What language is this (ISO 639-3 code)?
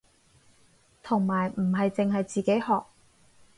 yue